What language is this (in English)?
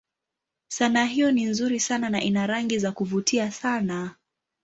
Swahili